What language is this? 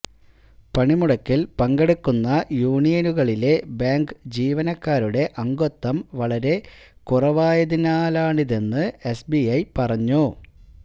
Malayalam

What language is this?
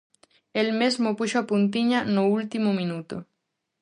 Galician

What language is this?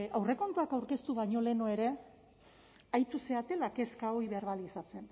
Basque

